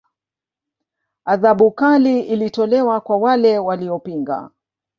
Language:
Swahili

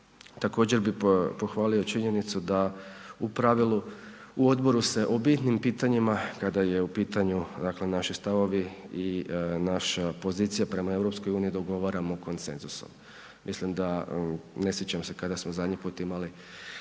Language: Croatian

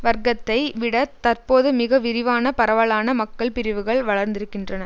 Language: Tamil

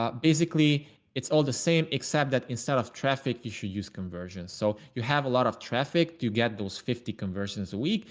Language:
English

